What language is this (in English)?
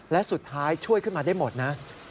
Thai